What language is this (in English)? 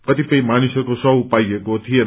Nepali